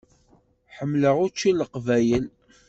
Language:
Kabyle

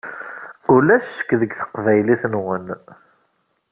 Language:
Kabyle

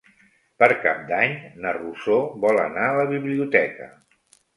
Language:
Catalan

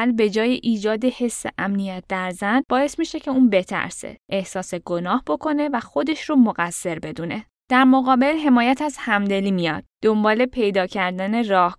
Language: Persian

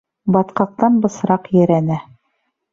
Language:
Bashkir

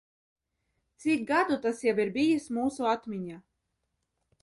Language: Latvian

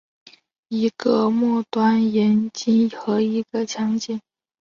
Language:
Chinese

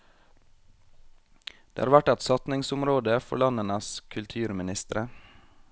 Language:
Norwegian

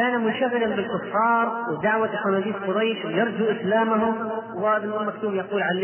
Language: Arabic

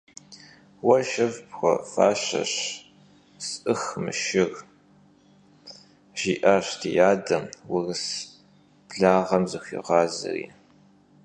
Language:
Kabardian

